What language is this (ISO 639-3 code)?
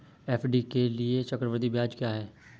hin